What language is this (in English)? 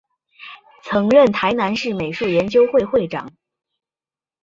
Chinese